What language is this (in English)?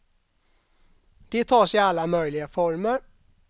Swedish